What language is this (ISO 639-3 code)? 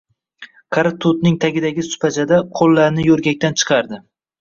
uzb